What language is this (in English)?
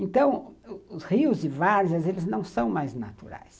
Portuguese